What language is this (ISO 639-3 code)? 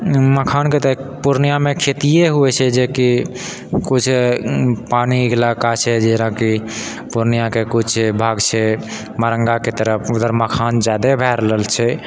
mai